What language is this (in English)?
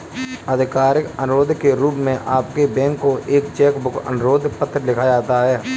Hindi